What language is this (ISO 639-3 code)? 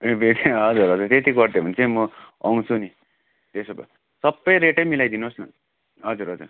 nep